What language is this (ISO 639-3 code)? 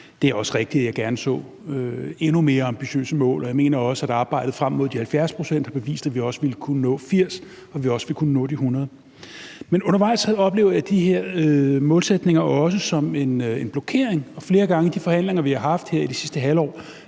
dan